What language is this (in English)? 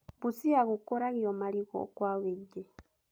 Kikuyu